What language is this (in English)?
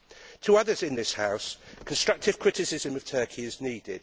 English